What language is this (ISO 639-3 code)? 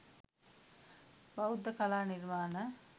sin